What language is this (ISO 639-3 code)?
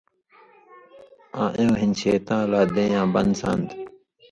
mvy